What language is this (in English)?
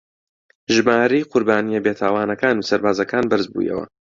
Central Kurdish